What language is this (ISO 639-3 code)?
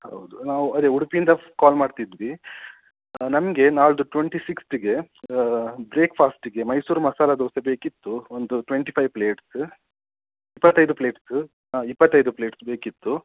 kan